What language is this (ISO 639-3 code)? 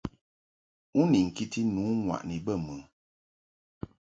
mhk